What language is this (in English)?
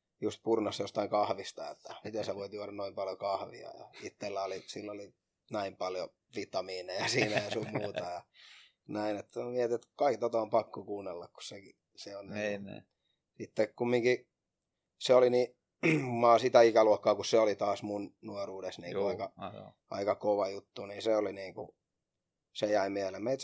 Finnish